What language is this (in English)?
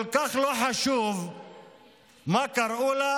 Hebrew